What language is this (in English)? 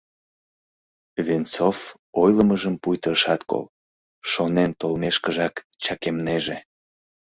Mari